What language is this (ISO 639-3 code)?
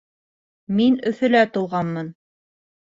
bak